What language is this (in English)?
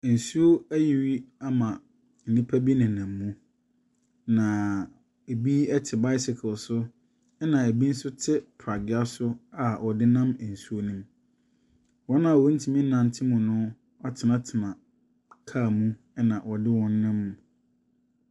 Akan